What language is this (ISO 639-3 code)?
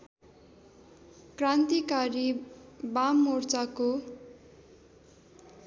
nep